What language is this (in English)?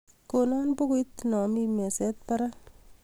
Kalenjin